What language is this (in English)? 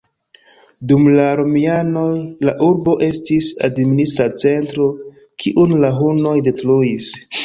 Esperanto